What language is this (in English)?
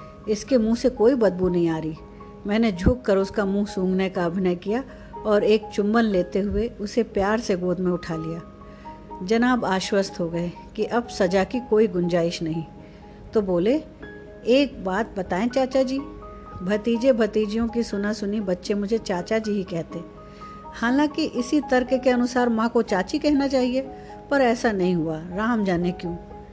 Hindi